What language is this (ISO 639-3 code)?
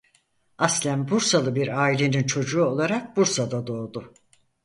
tur